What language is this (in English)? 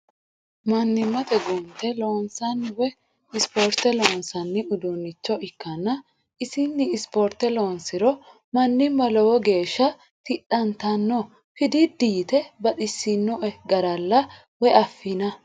Sidamo